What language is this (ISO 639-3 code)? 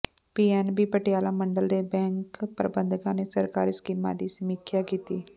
pan